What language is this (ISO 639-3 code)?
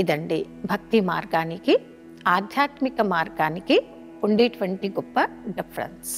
tel